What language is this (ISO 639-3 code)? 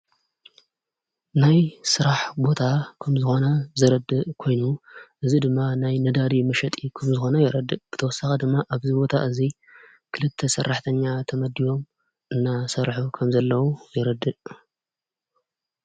tir